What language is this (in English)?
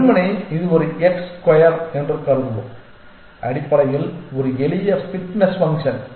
Tamil